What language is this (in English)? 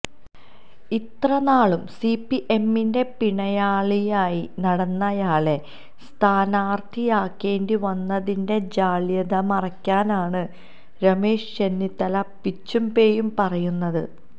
Malayalam